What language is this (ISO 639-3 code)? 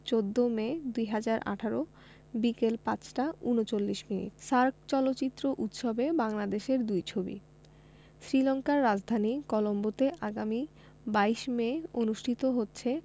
ben